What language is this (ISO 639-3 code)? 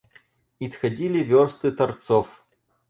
rus